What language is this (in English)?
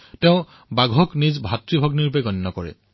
Assamese